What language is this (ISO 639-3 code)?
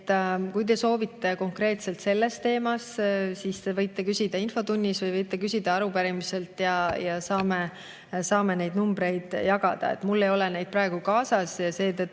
est